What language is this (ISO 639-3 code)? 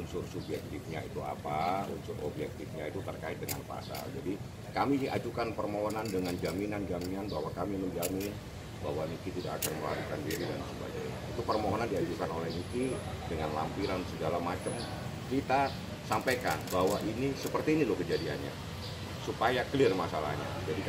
ind